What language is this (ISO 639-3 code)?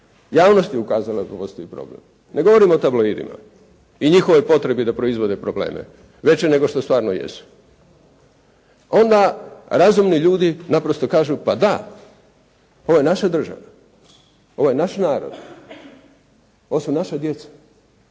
hrv